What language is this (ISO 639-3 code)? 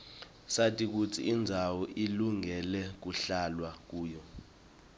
ssw